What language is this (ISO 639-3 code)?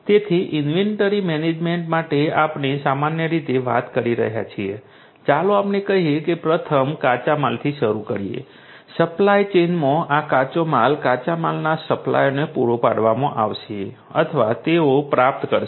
guj